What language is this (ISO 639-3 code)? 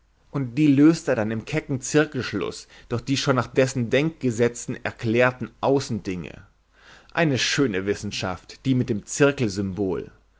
deu